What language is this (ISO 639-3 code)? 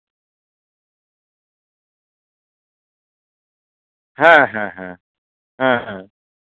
sat